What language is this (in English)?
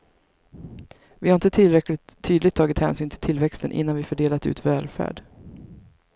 Swedish